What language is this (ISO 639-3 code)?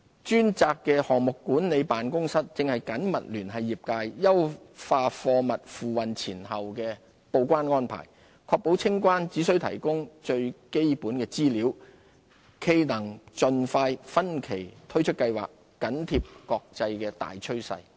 yue